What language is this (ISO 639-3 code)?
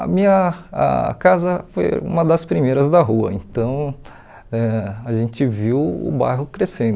por